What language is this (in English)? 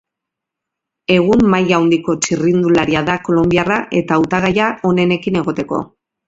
Basque